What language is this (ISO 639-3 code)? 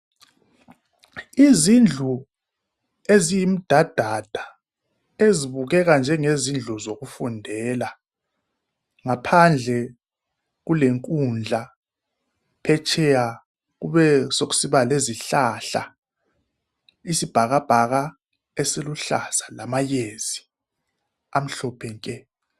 nde